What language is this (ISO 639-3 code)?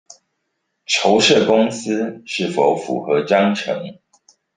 zho